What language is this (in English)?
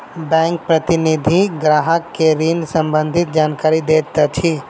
Maithili